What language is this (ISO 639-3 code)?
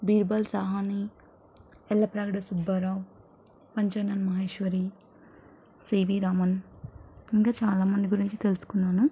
tel